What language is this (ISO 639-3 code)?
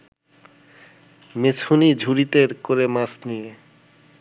ben